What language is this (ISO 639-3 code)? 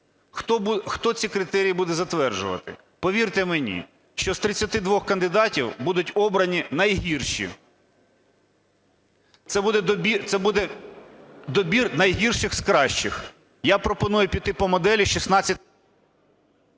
ukr